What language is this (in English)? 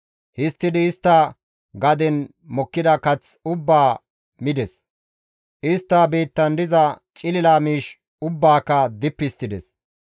Gamo